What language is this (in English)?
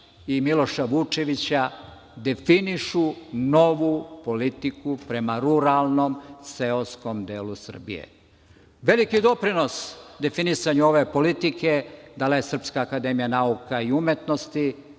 Serbian